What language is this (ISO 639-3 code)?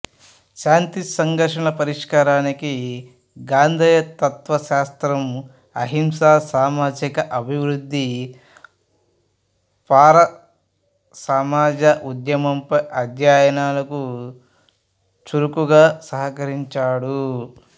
tel